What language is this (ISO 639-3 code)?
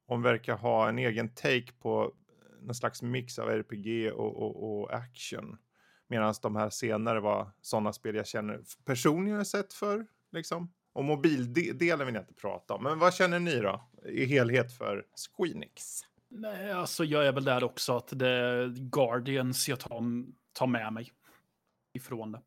swe